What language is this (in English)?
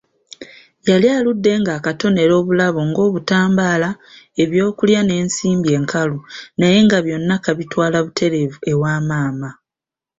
Ganda